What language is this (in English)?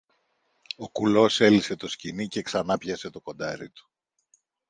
Greek